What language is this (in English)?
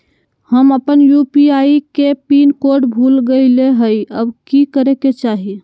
Magahi